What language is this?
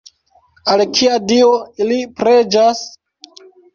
Esperanto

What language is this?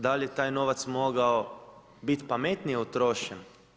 Croatian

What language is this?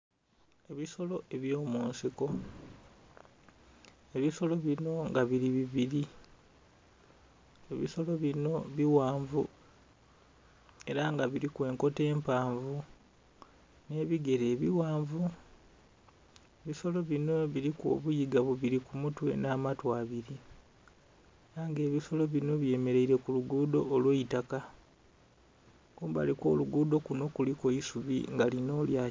Soga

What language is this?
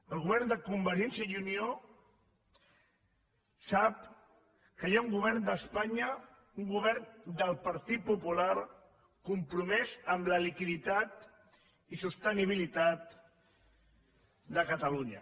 Catalan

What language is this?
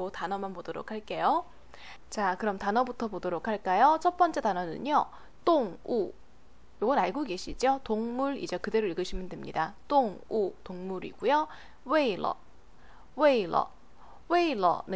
Korean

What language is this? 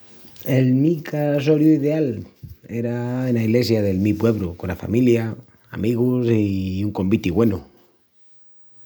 Extremaduran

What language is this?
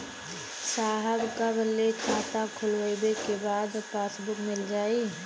Bhojpuri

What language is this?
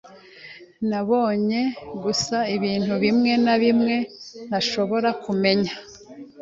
Kinyarwanda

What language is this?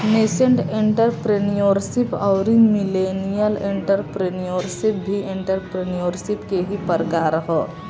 Bhojpuri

